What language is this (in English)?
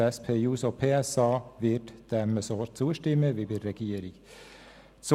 Swiss German